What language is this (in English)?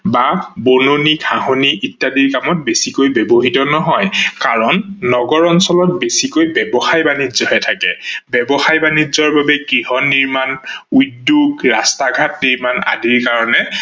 Assamese